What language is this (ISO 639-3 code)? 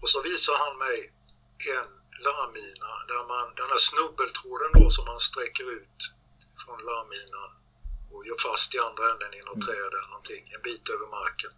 swe